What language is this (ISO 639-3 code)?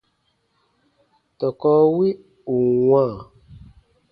bba